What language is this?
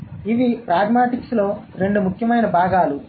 Telugu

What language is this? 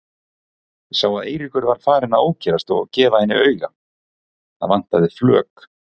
Icelandic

